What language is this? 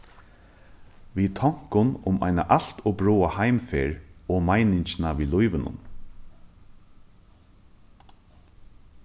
Faroese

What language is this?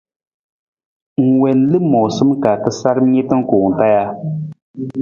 Nawdm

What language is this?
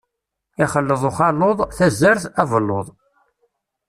Kabyle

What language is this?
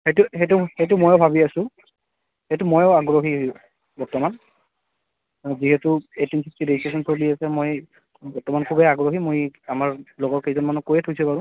Assamese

